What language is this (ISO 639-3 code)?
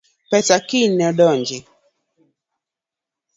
luo